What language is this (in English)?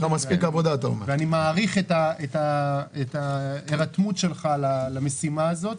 Hebrew